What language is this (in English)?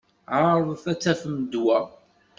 Kabyle